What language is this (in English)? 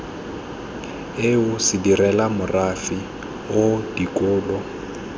Tswana